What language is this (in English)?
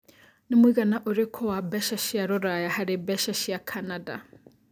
Kikuyu